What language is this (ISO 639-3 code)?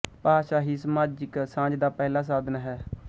pan